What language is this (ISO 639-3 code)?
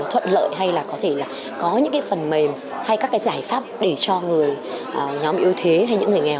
vie